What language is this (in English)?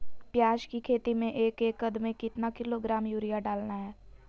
Magahi